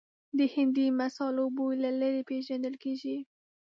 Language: Pashto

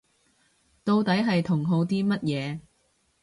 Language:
Cantonese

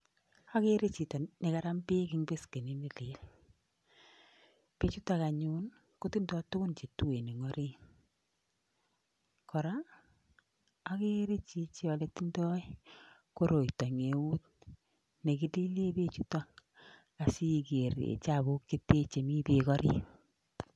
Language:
Kalenjin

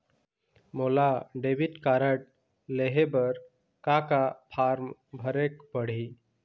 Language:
Chhattisgarhi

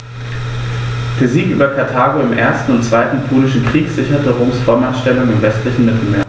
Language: German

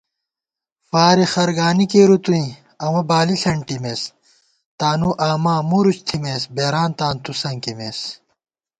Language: Gawar-Bati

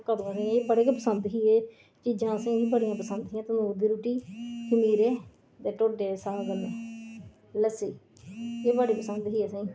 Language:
Dogri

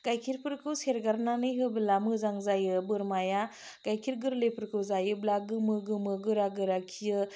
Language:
Bodo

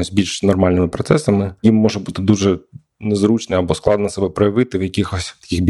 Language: Ukrainian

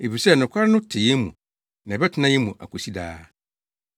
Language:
Akan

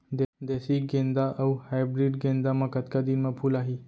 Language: Chhattisgarhi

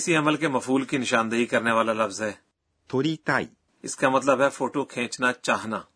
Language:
Urdu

